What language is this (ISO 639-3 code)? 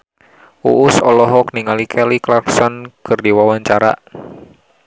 sun